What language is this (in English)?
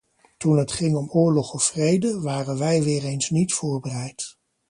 Dutch